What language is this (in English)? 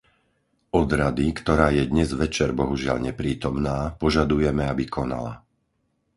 Slovak